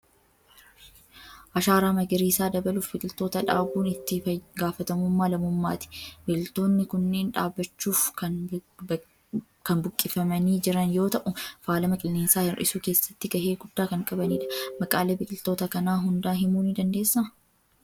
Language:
Oromo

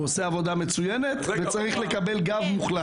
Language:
Hebrew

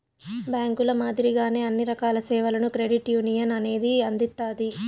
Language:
Telugu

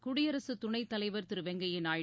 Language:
Tamil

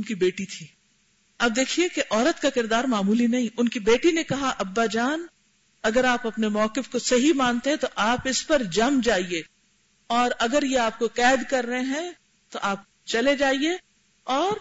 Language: Urdu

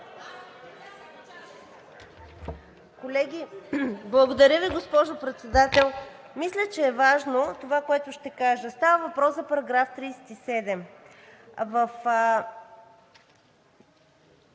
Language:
Bulgarian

